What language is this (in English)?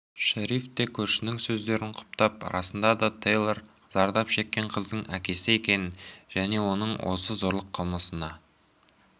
Kazakh